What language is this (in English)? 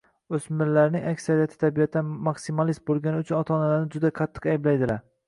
Uzbek